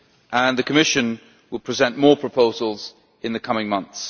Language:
English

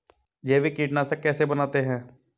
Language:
Hindi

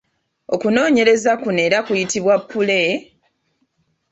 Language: Ganda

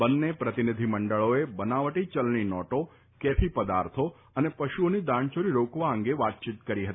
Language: Gujarati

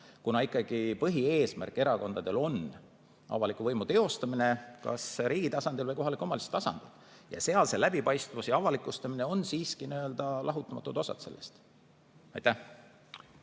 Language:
Estonian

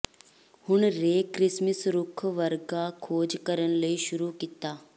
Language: Punjabi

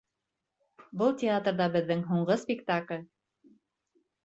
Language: Bashkir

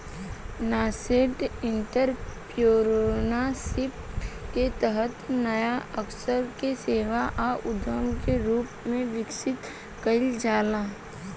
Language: Bhojpuri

